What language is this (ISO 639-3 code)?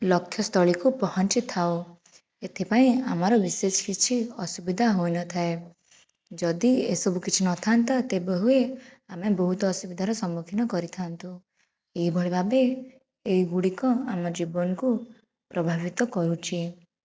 ori